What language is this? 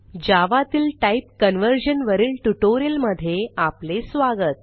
Marathi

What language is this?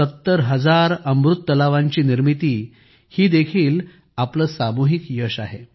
Marathi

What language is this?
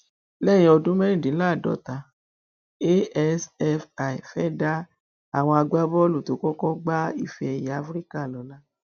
Yoruba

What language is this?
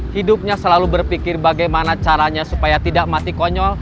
Indonesian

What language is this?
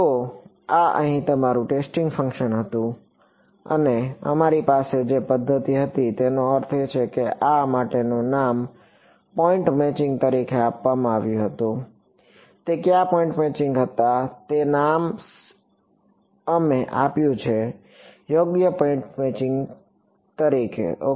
Gujarati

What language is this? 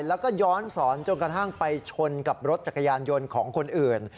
Thai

